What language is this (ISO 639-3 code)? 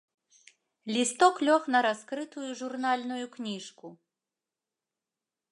bel